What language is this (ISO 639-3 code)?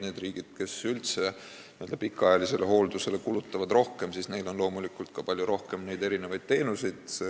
est